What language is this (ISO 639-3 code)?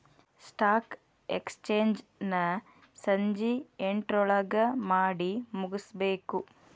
kan